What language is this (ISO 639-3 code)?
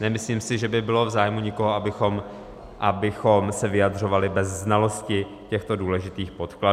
ces